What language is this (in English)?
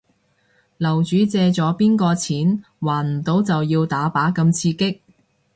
Cantonese